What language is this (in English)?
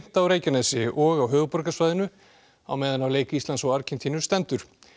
Icelandic